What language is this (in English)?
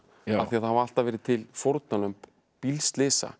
Icelandic